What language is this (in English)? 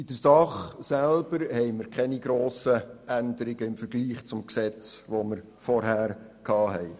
Swiss German